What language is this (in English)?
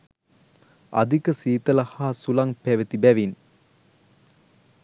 Sinhala